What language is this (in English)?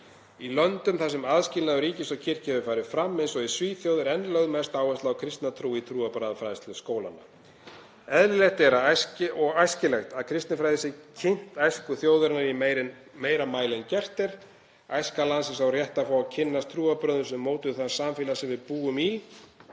Icelandic